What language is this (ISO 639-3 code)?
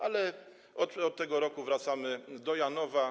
pol